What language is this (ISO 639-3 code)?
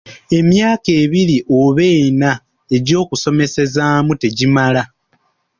lug